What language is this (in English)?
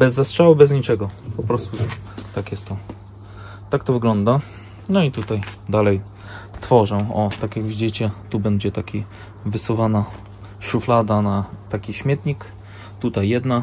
Polish